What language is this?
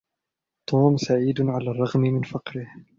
Arabic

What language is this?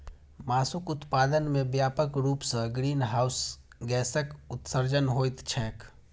Maithili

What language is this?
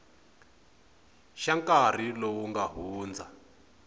Tsonga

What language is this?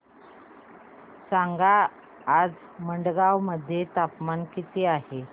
Marathi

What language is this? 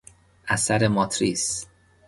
Persian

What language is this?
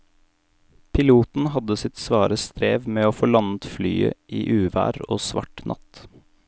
Norwegian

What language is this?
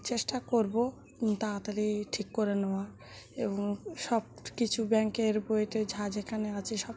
Bangla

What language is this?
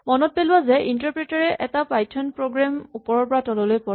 Assamese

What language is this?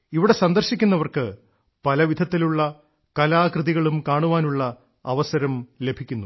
Malayalam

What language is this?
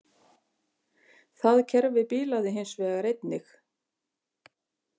Icelandic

